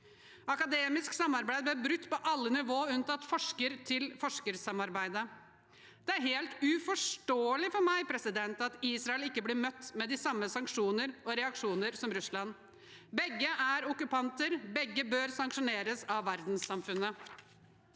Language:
Norwegian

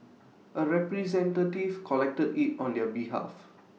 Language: English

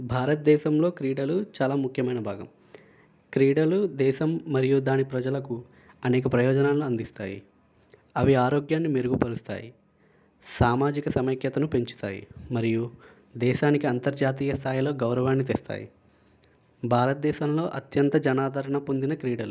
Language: Telugu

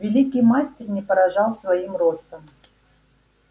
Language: Russian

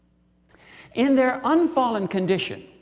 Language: English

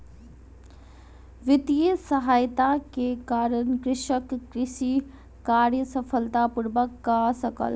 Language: Maithili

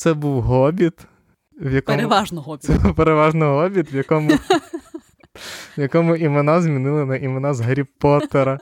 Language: Ukrainian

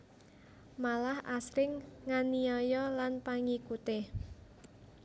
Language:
Javanese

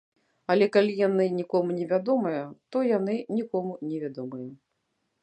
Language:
Belarusian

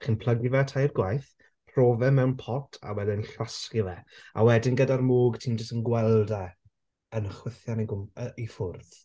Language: Welsh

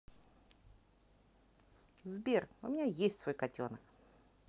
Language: Russian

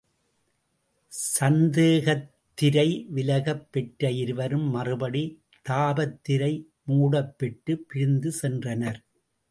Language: Tamil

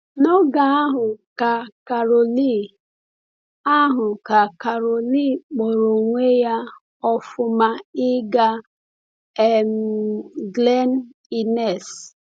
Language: Igbo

